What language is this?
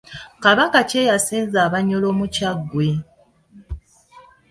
Ganda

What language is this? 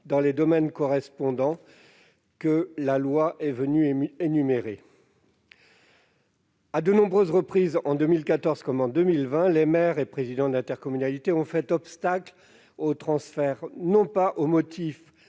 French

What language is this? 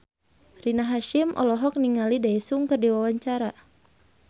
Sundanese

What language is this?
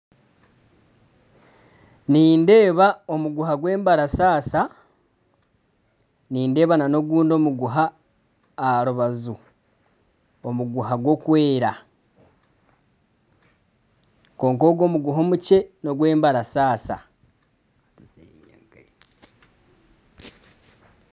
Nyankole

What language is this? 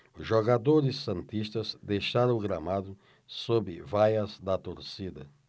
Portuguese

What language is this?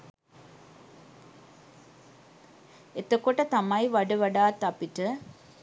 Sinhala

